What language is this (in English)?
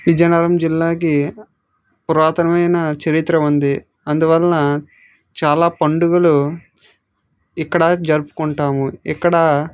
Telugu